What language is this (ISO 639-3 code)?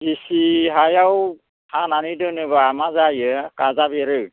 brx